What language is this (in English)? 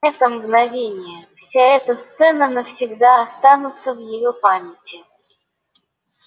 Russian